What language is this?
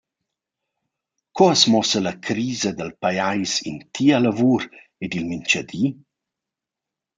Romansh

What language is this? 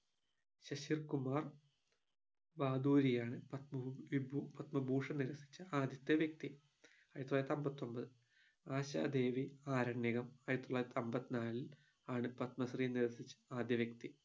Malayalam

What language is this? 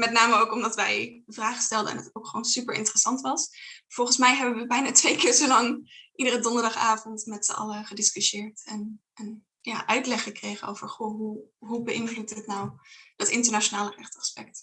Dutch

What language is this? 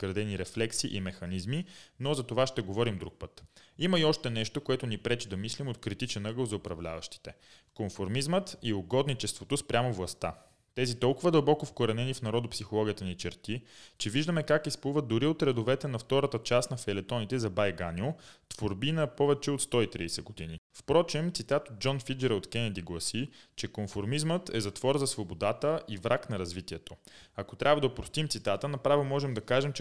Bulgarian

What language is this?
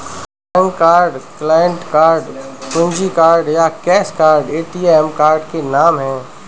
Hindi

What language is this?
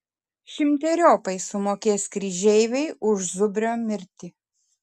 Lithuanian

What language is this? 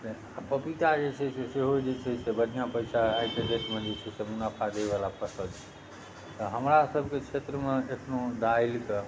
Maithili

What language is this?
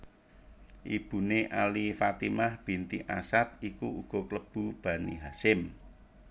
Javanese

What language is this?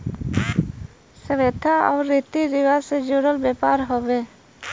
Bhojpuri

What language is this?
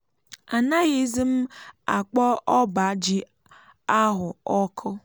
Igbo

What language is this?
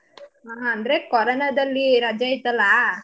Kannada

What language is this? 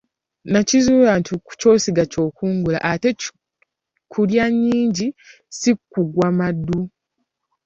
Ganda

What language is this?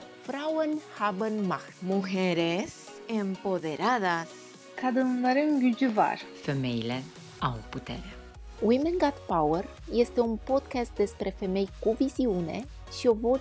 Romanian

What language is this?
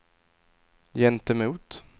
Swedish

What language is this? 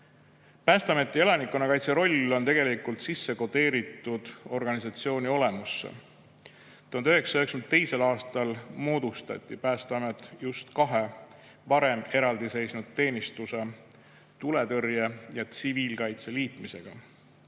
Estonian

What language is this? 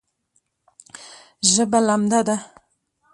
Pashto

